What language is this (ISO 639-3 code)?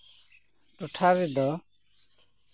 sat